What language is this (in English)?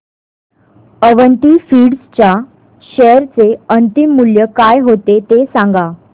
Marathi